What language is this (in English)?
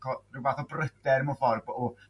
Welsh